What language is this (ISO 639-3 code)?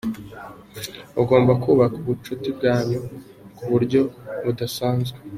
kin